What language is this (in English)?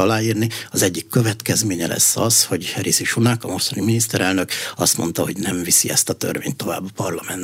Hungarian